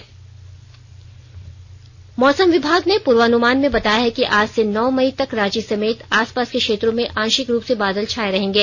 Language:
Hindi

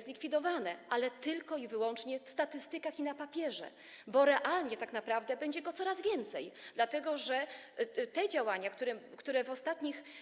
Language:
Polish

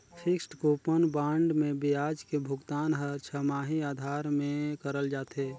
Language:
Chhattisgarhi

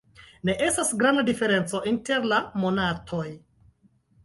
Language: Esperanto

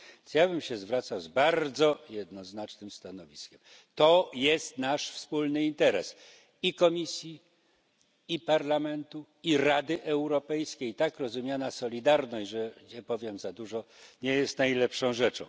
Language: Polish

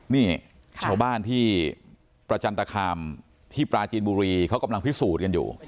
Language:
Thai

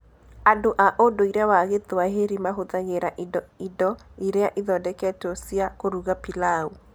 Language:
Kikuyu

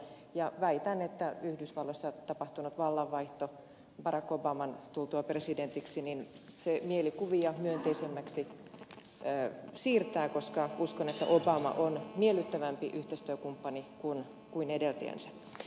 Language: Finnish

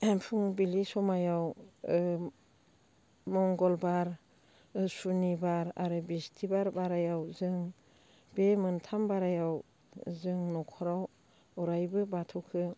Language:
Bodo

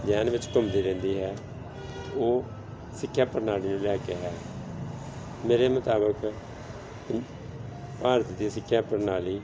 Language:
Punjabi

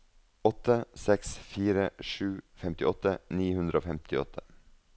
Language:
Norwegian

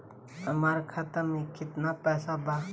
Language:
Bhojpuri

